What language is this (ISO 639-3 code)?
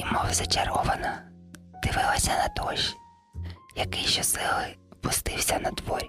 ukr